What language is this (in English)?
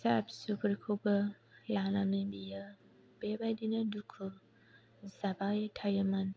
Bodo